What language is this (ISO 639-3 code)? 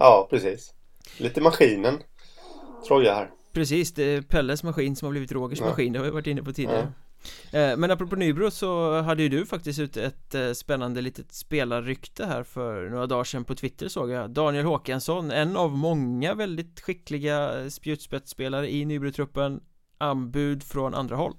swe